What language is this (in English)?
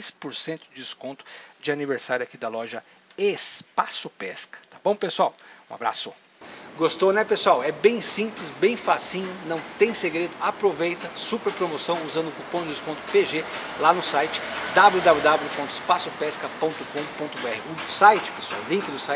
Portuguese